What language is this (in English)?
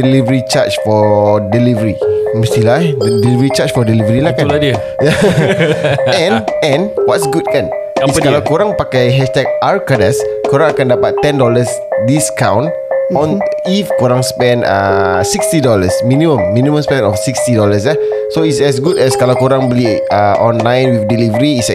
Malay